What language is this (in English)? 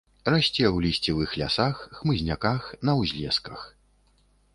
Belarusian